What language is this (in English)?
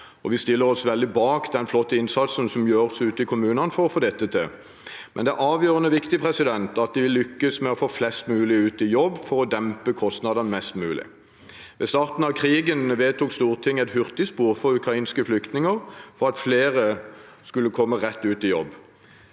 Norwegian